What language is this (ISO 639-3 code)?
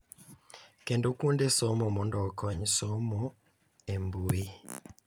luo